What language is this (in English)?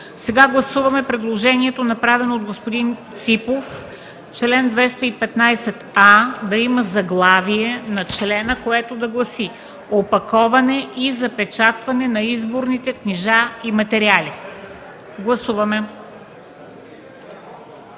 Bulgarian